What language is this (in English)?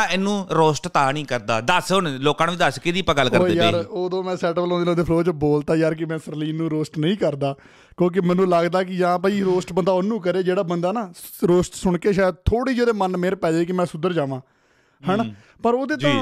Punjabi